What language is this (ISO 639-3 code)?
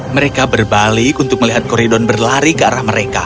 ind